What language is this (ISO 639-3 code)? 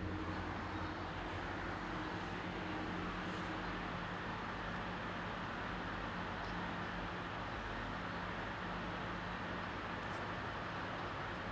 eng